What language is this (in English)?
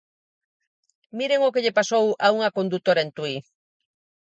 Galician